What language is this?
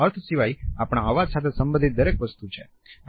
Gujarati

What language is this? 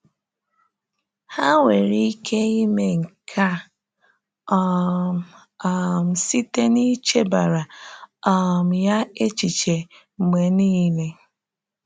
Igbo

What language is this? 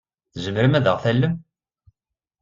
Kabyle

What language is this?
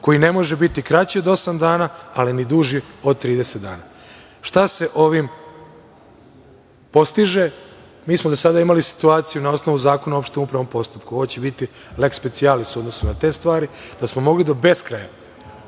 Serbian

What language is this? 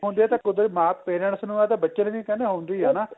Punjabi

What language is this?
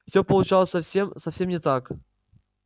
Russian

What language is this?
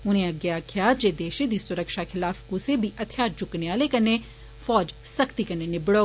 Dogri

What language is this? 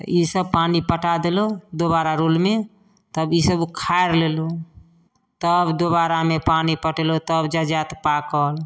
Maithili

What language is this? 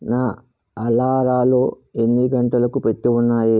Telugu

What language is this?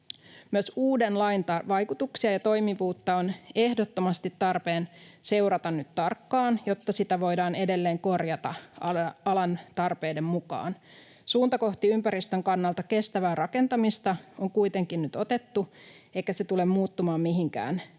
Finnish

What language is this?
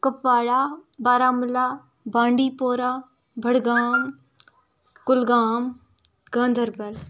Kashmiri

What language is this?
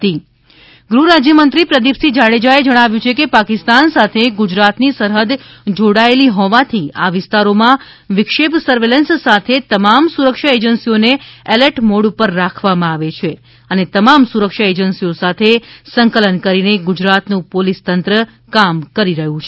Gujarati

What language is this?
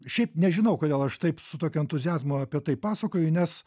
Lithuanian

